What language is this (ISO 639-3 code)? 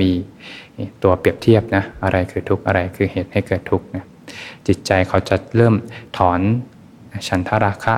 tha